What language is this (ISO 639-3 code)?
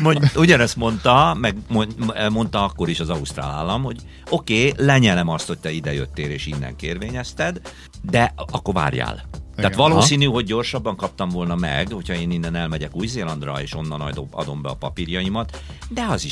hun